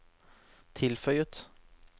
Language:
Norwegian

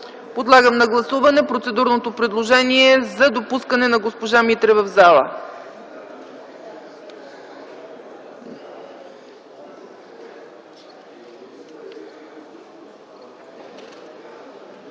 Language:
Bulgarian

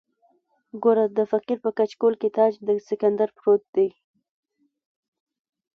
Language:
Pashto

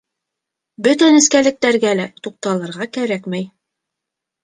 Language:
Bashkir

